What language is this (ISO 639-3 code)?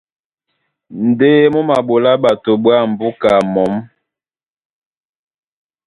dua